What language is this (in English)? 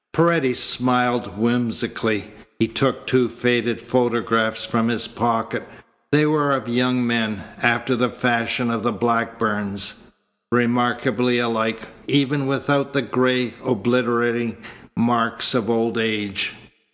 English